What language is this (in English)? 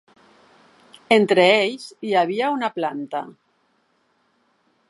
Catalan